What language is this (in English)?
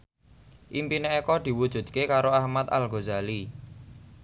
Javanese